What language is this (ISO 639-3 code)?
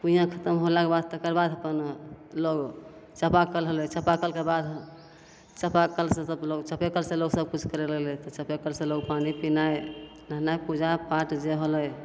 mai